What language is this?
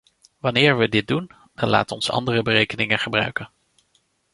Dutch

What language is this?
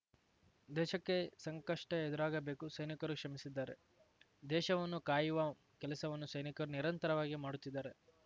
Kannada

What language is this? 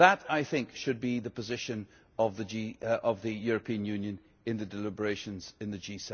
English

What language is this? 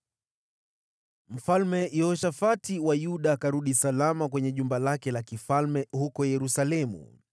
Swahili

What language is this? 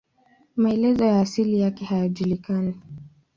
Swahili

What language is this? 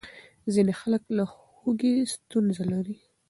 Pashto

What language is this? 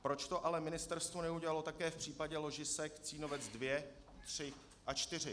Czech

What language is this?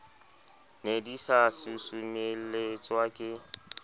Southern Sotho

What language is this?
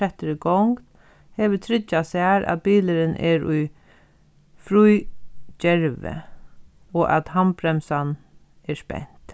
Faroese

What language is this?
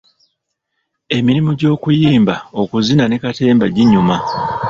Ganda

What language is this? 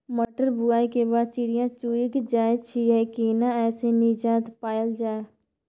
Maithili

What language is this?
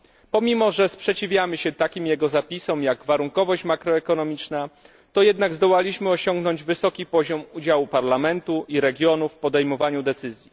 Polish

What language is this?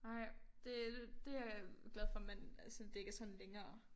Danish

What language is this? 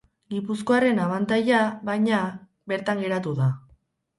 Basque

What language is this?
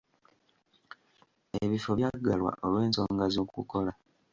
Ganda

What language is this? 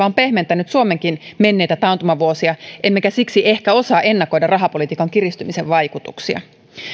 Finnish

